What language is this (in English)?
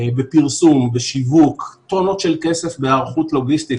Hebrew